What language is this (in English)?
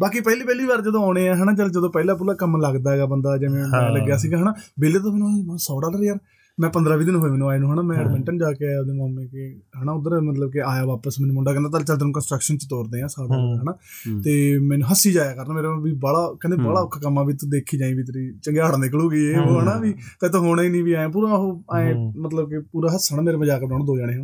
Punjabi